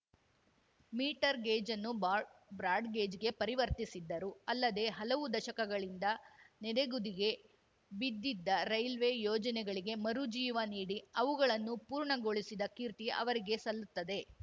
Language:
Kannada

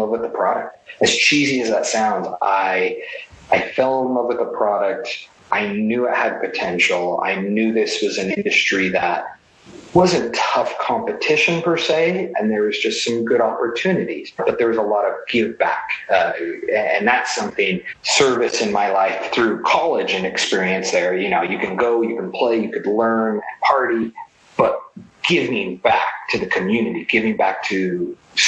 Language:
English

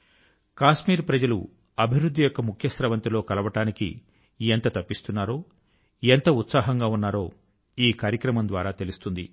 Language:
Telugu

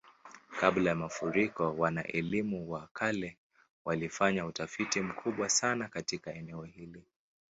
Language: Swahili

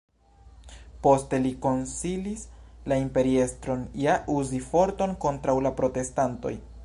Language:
Esperanto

